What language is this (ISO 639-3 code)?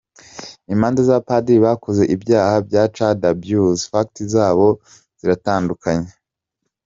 kin